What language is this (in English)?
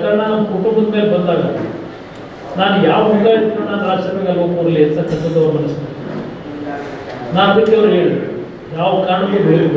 Kannada